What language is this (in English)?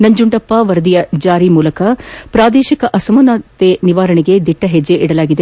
Kannada